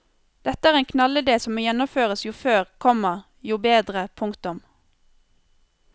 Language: Norwegian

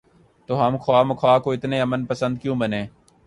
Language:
Urdu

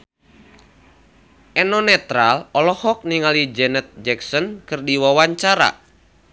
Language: Sundanese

